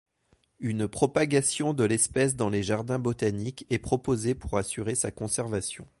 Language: French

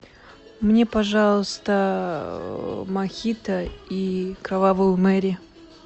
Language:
Russian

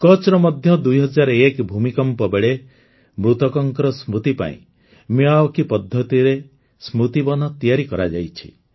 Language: Odia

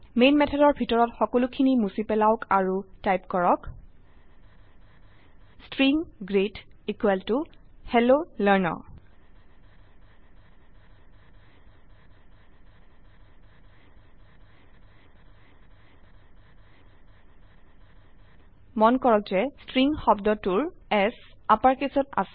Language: Assamese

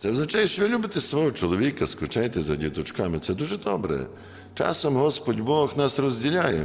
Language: Ukrainian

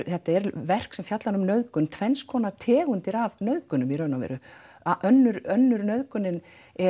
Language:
Icelandic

